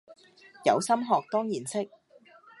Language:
Cantonese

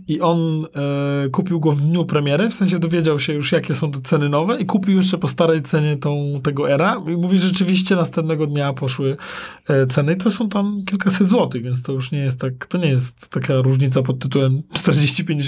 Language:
Polish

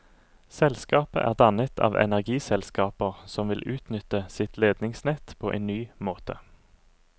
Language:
Norwegian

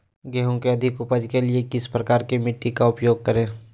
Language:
Magahi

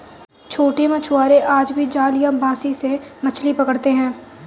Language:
Hindi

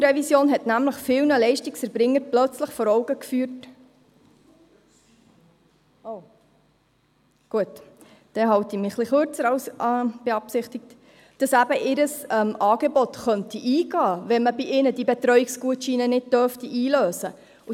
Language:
Swiss German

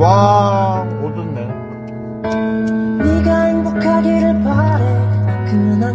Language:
Korean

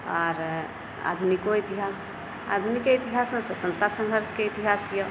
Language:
Maithili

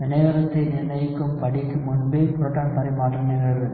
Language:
Tamil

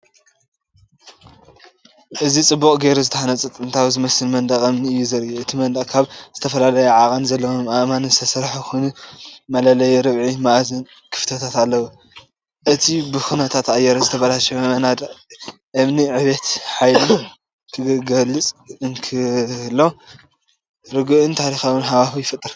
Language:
Tigrinya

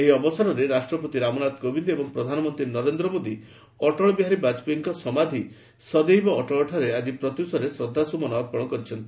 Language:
Odia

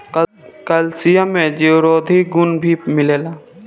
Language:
Bhojpuri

